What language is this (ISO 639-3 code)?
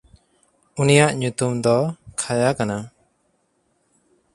sat